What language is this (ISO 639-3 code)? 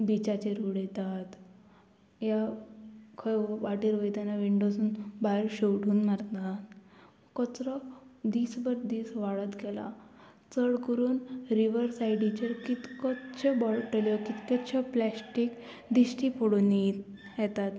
kok